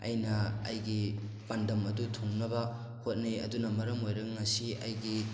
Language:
Manipuri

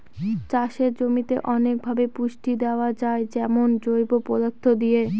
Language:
Bangla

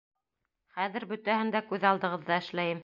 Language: Bashkir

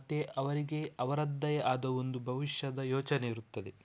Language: Kannada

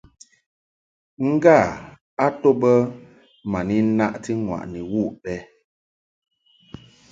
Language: Mungaka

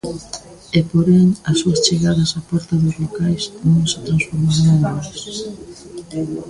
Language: Galician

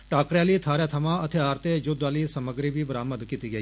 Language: Dogri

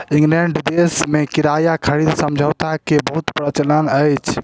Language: Maithili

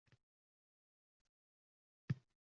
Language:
Uzbek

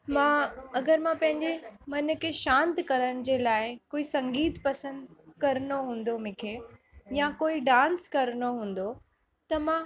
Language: Sindhi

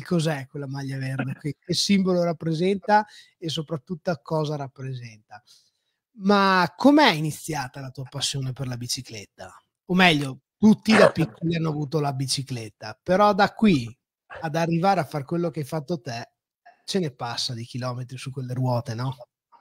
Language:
Italian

